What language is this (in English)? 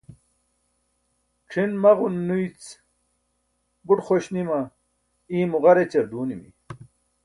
Burushaski